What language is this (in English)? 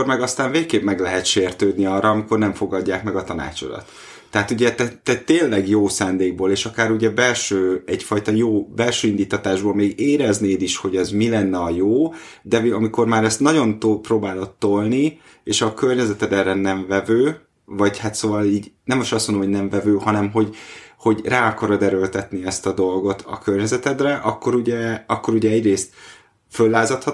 Hungarian